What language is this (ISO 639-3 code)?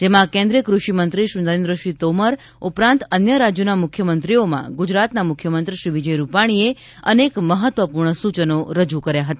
guj